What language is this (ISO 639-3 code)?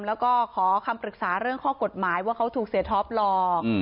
tha